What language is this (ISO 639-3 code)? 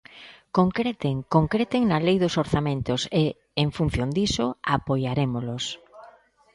glg